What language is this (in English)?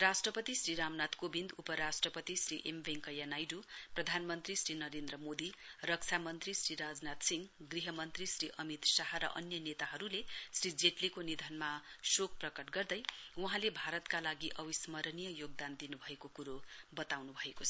Nepali